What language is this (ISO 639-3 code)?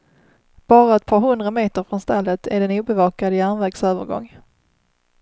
swe